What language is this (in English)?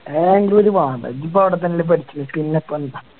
Malayalam